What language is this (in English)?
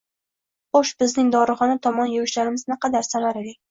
Uzbek